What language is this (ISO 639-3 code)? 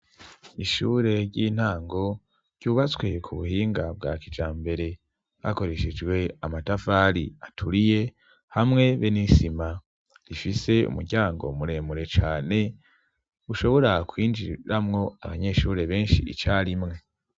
run